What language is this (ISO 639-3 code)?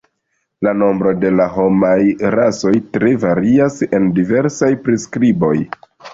epo